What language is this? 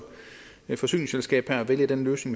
Danish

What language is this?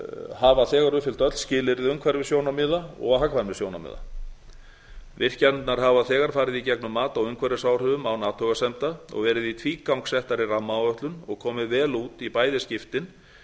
Icelandic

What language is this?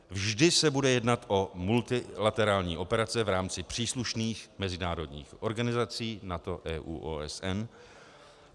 Czech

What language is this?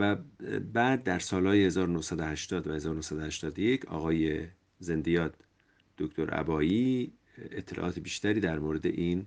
Persian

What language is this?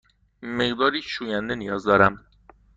Persian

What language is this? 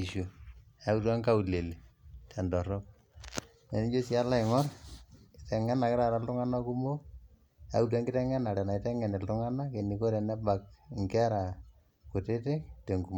Masai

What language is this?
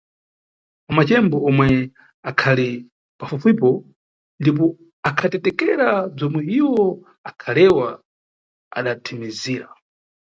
Nyungwe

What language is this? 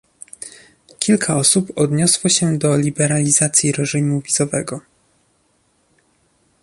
Polish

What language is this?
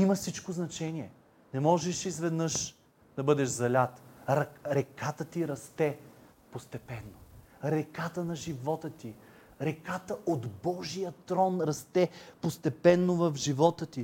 Bulgarian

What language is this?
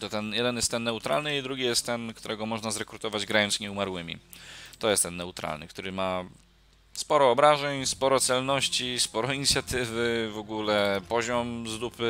Polish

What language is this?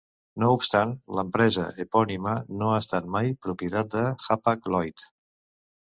Catalan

